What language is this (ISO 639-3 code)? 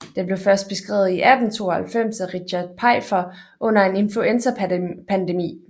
dan